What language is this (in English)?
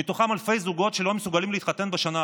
Hebrew